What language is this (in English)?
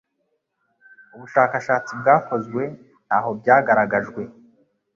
Kinyarwanda